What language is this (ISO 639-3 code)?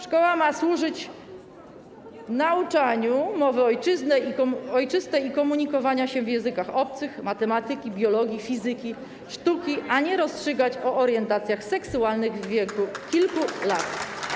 pol